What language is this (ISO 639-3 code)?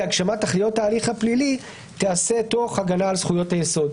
heb